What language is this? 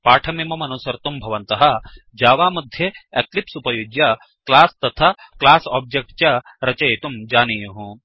Sanskrit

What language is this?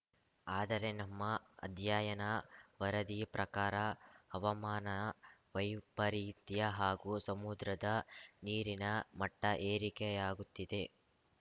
Kannada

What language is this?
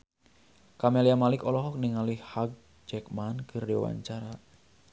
Sundanese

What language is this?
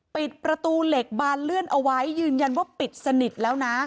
Thai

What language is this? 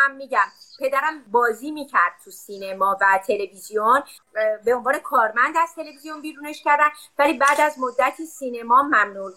Persian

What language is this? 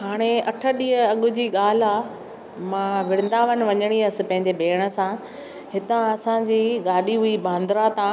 Sindhi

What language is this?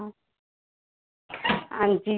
Punjabi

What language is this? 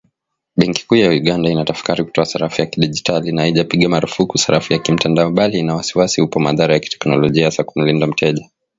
Swahili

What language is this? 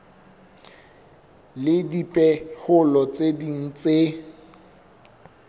Southern Sotho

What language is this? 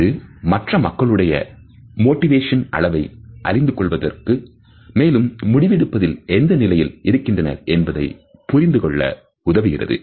Tamil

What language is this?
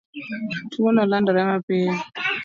Luo (Kenya and Tanzania)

